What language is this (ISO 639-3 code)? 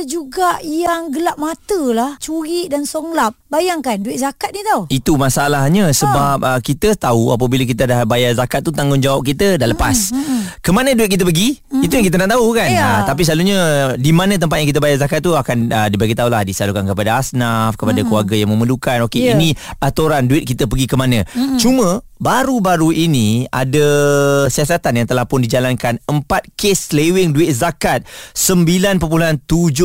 msa